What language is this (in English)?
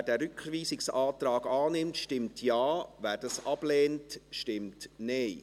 Swiss German